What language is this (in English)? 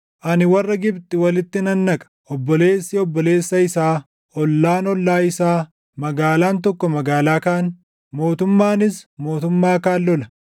Oromo